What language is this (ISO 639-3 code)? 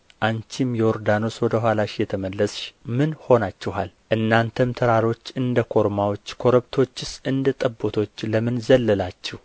amh